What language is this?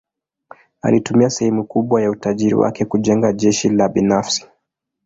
Swahili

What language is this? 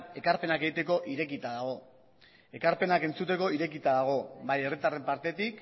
Basque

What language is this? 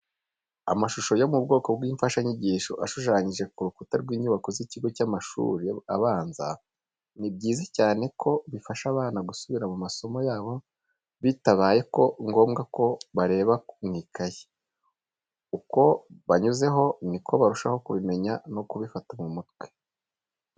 Kinyarwanda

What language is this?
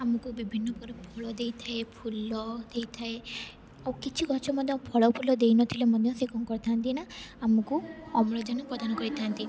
Odia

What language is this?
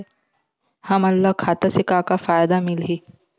Chhattisgarhi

